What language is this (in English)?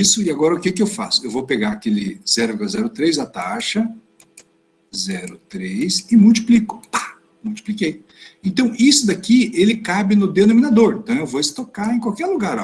Portuguese